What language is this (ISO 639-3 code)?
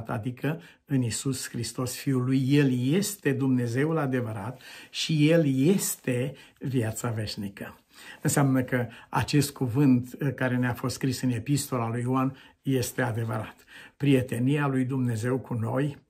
ron